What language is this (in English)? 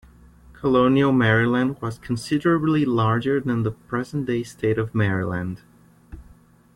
English